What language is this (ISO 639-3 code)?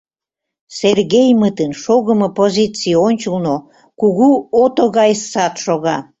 chm